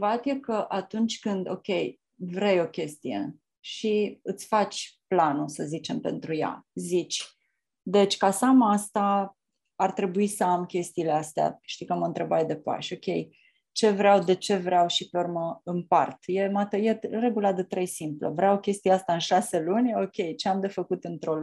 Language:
Romanian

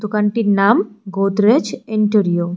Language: Bangla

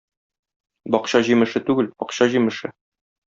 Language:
Tatar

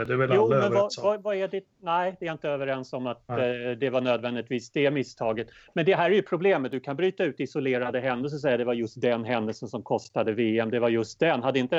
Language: Swedish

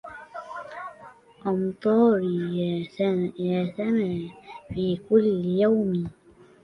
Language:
Arabic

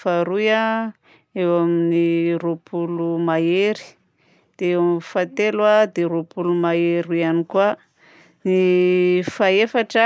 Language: Southern Betsimisaraka Malagasy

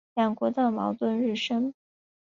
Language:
Chinese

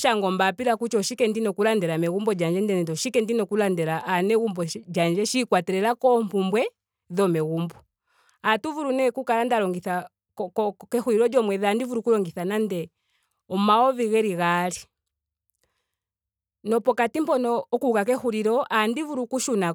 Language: Ndonga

